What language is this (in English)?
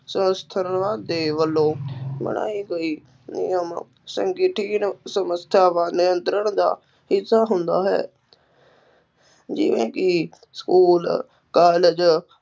Punjabi